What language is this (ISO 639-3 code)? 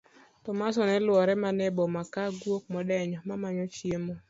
luo